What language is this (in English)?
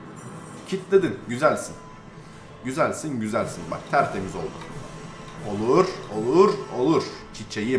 Turkish